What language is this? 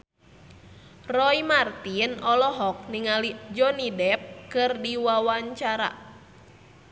Sundanese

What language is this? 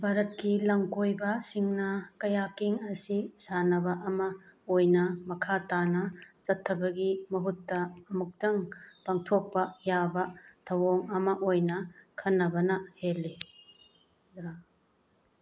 Manipuri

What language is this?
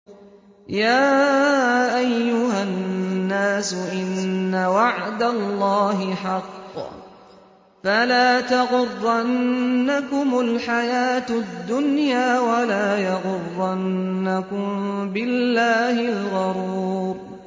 Arabic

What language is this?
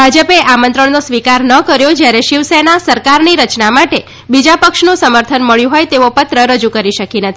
Gujarati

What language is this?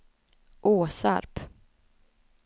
Swedish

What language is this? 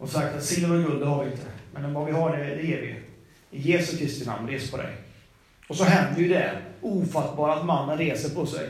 Swedish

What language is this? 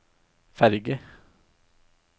Norwegian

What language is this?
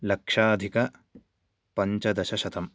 Sanskrit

